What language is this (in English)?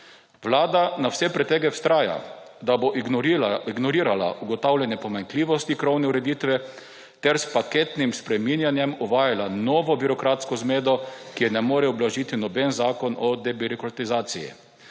Slovenian